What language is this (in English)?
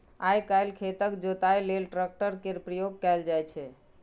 Maithili